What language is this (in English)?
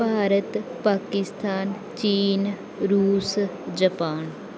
Punjabi